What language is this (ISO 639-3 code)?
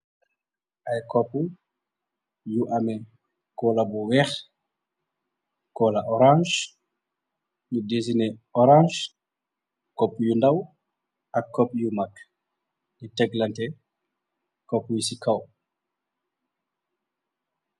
wol